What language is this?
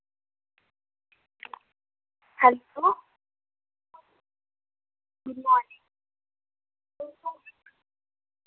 Dogri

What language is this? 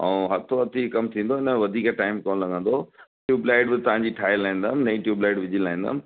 Sindhi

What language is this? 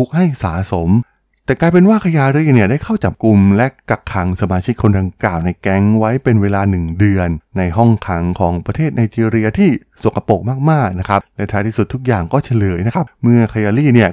Thai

